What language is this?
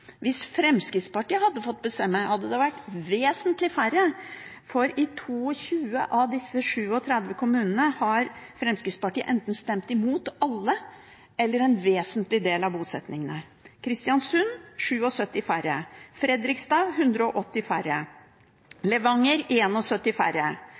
Norwegian Bokmål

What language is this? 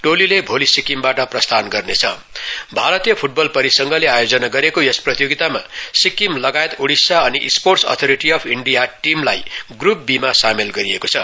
Nepali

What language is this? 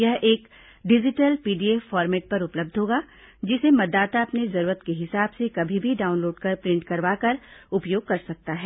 Hindi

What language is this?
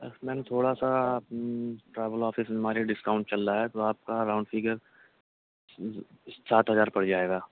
Urdu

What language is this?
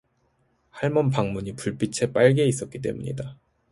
Korean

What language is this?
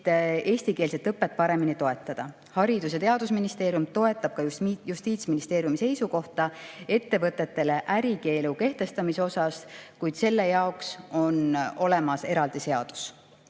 Estonian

